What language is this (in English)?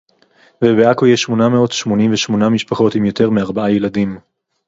Hebrew